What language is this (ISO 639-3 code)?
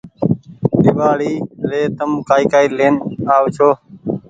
gig